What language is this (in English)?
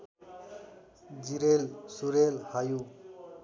Nepali